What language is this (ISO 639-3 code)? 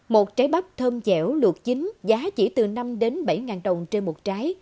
vie